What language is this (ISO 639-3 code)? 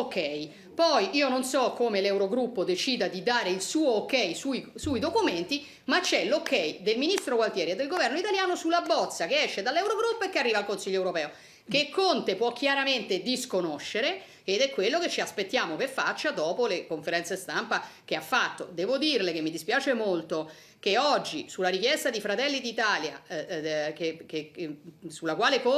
ita